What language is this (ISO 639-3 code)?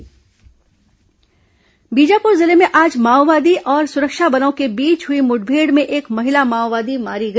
hin